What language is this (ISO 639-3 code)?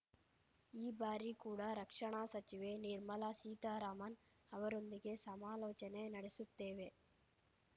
kan